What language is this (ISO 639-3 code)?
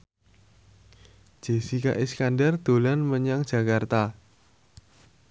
jav